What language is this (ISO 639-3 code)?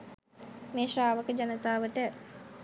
sin